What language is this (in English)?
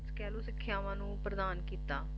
Punjabi